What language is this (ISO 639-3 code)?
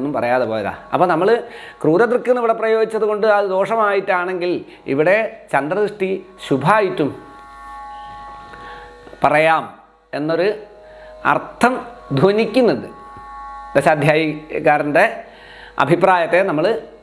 ind